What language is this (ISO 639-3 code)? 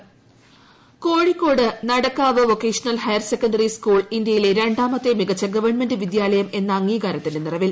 mal